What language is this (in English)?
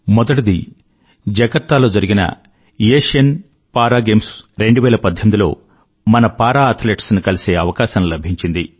Telugu